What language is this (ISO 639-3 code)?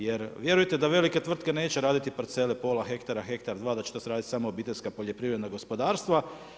hrv